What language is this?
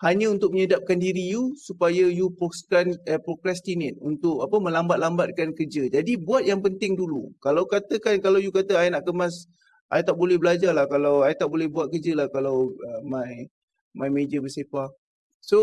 Malay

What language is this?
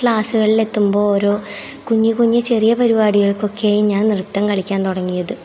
Malayalam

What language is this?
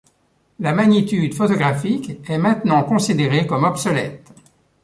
French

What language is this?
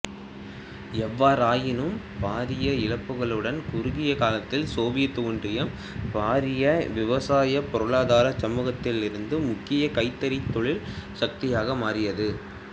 Tamil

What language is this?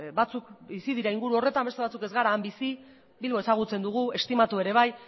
Basque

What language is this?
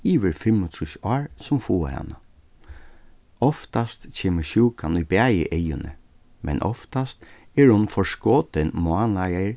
Faroese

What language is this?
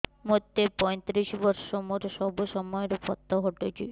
Odia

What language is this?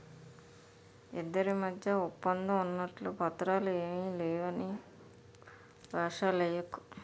Telugu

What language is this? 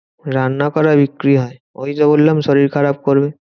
Bangla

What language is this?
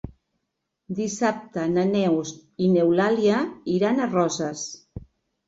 Catalan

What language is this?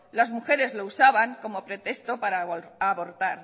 Spanish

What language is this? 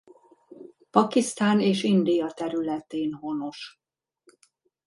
Hungarian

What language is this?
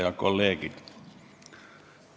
Estonian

